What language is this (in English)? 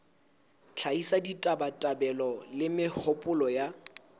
Southern Sotho